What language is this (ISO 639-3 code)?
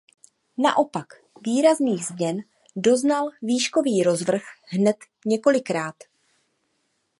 ces